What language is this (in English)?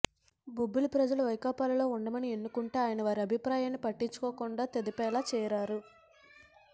Telugu